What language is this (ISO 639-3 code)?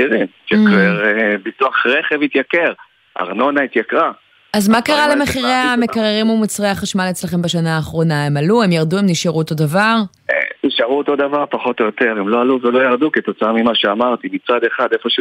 heb